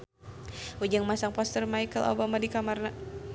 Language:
Sundanese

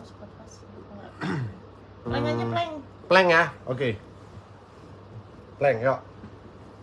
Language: Indonesian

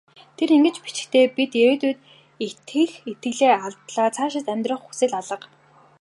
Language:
Mongolian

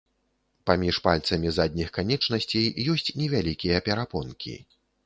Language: Belarusian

